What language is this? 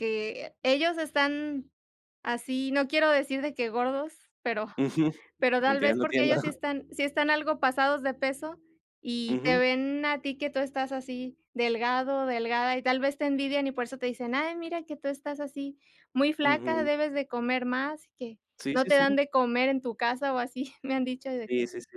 Spanish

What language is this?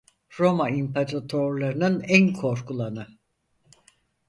Turkish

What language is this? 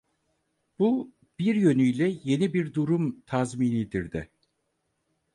Turkish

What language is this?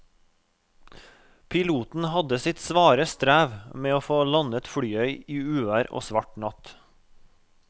Norwegian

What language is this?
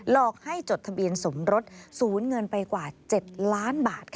Thai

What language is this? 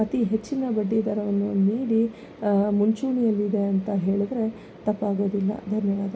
Kannada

